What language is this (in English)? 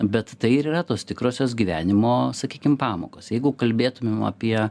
Lithuanian